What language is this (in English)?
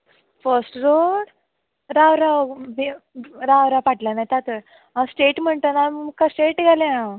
Konkani